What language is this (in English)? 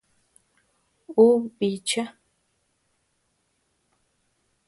Tepeuxila Cuicatec